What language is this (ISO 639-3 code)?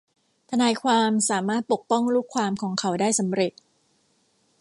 tha